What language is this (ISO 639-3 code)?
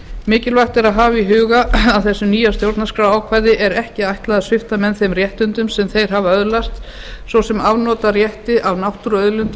isl